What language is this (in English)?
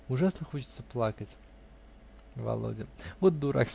Russian